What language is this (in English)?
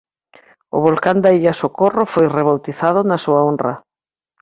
Galician